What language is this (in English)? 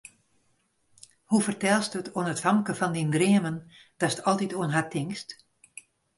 Western Frisian